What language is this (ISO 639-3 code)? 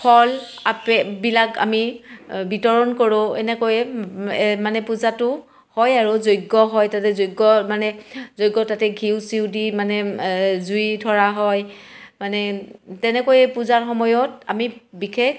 asm